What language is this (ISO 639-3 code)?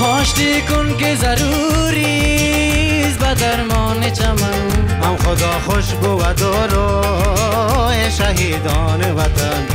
fas